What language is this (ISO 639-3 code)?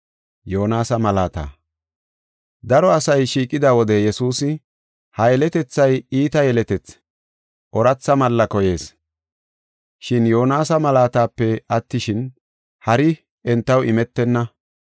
gof